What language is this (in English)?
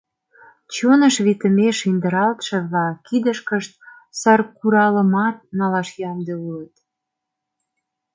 Mari